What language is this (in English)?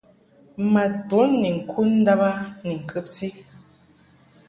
Mungaka